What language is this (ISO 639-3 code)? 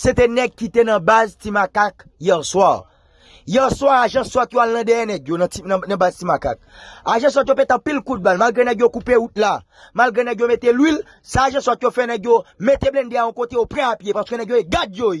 fra